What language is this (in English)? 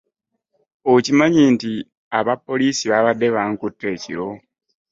Ganda